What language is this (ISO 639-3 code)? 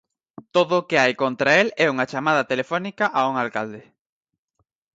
glg